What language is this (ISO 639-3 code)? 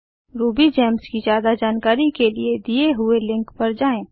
hin